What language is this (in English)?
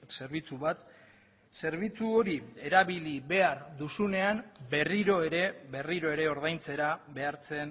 Basque